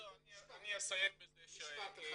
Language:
Hebrew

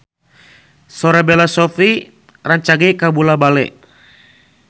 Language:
Sundanese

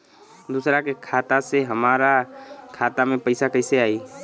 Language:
Bhojpuri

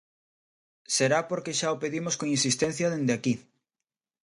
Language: Galician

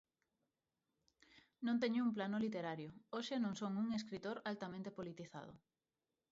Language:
Galician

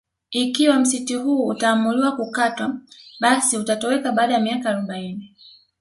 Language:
Swahili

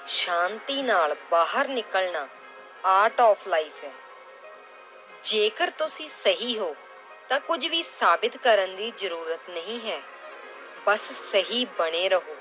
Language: Punjabi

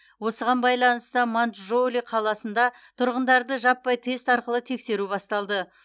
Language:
Kazakh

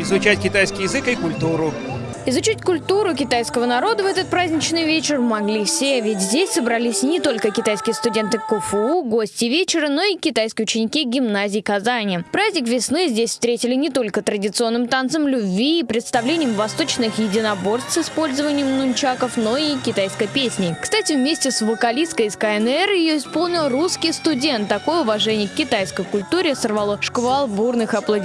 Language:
Russian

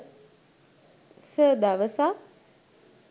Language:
Sinhala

